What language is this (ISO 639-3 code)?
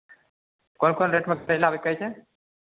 mai